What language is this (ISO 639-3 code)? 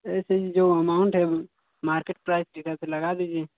hin